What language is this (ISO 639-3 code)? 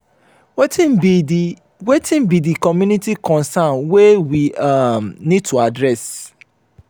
pcm